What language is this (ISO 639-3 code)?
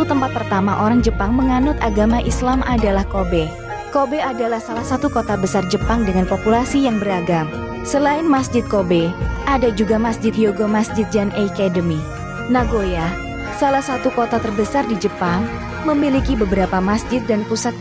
ind